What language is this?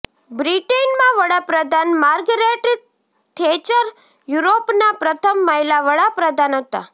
Gujarati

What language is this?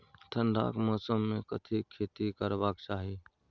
Maithili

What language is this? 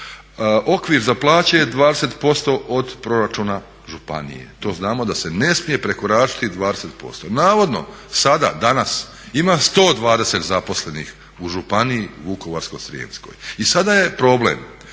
Croatian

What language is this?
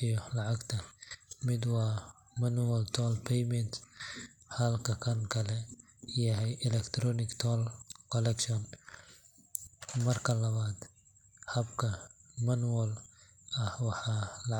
Somali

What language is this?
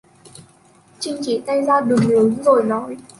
Vietnamese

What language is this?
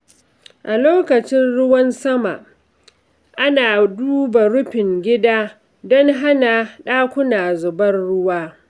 Hausa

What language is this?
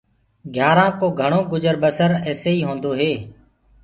Gurgula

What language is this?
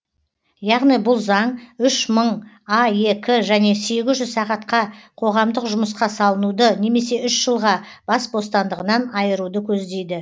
Kazakh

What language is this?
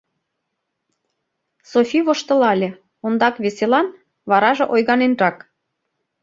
Mari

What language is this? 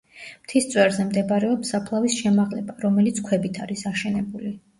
Georgian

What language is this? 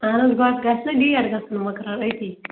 Kashmiri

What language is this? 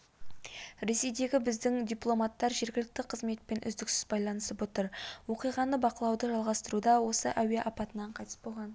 Kazakh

